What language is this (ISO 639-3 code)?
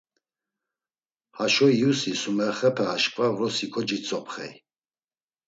lzz